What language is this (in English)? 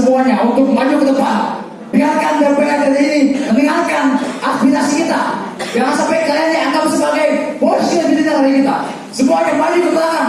Indonesian